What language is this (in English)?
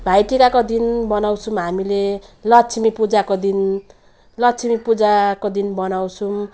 Nepali